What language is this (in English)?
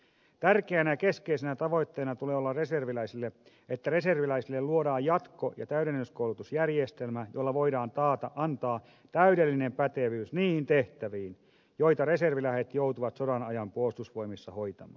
Finnish